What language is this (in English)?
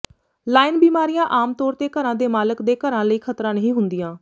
Punjabi